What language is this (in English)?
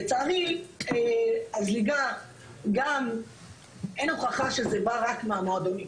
Hebrew